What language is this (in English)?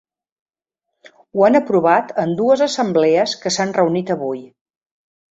Catalan